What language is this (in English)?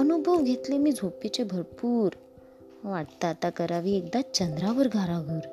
Marathi